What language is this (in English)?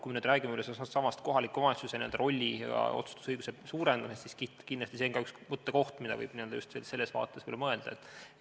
Estonian